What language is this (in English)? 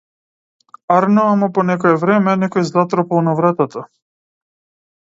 Macedonian